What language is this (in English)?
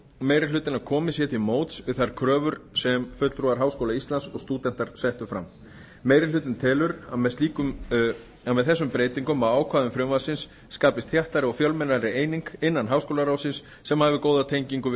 Icelandic